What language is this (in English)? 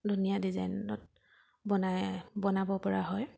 Assamese